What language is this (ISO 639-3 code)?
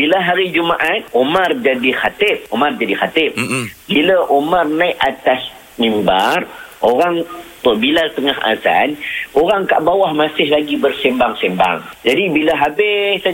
msa